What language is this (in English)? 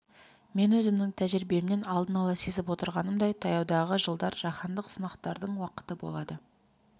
Kazakh